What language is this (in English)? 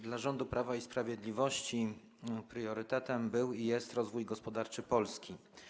Polish